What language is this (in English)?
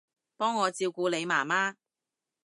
Cantonese